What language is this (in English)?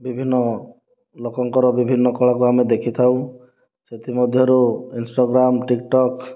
Odia